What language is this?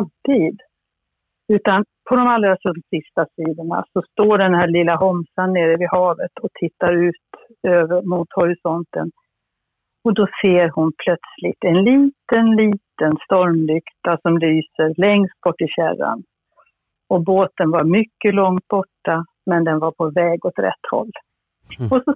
Swedish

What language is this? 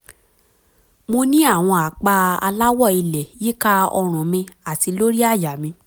Yoruba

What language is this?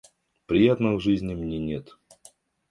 Russian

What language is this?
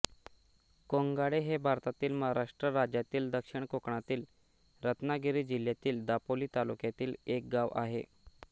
Marathi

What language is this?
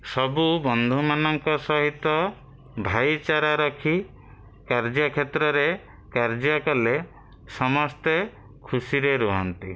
Odia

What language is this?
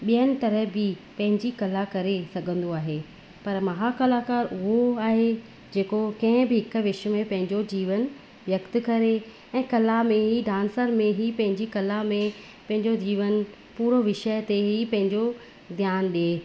Sindhi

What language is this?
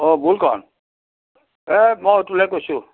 Assamese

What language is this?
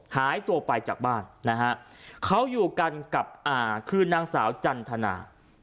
Thai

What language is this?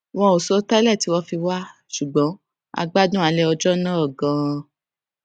Yoruba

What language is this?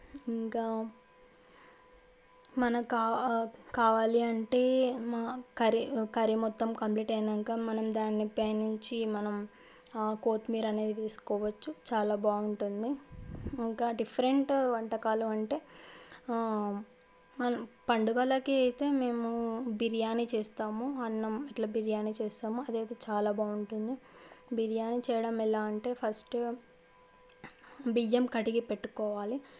Telugu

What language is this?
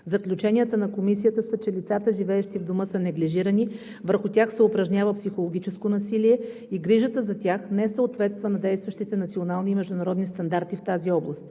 Bulgarian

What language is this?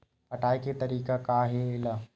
Chhattisgarhi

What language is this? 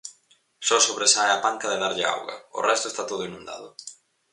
Galician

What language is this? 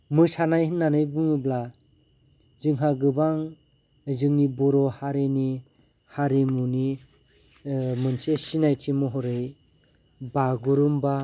Bodo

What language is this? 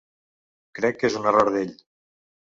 Catalan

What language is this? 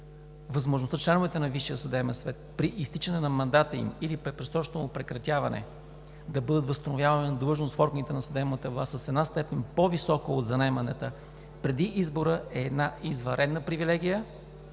Bulgarian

